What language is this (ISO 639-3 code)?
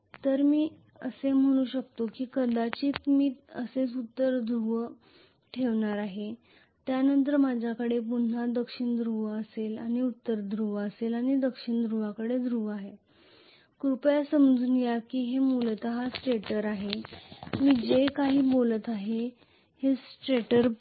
mar